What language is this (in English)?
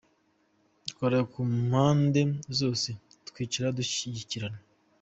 Kinyarwanda